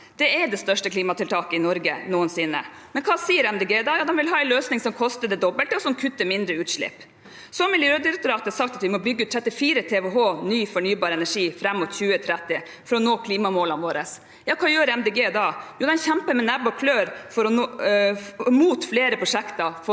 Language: Norwegian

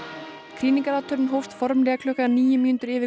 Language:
Icelandic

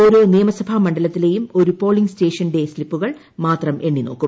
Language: Malayalam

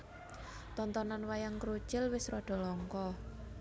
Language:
Javanese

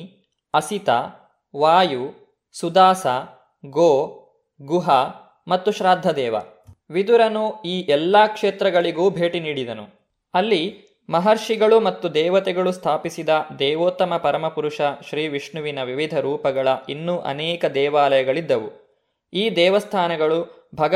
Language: Kannada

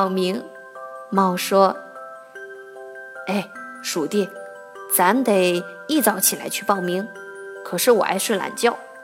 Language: Chinese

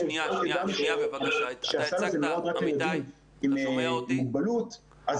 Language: Hebrew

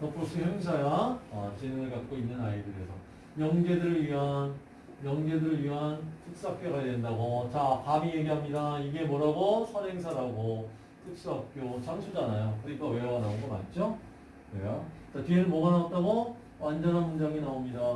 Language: Korean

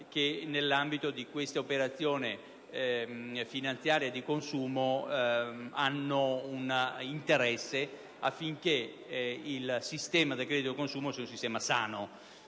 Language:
Italian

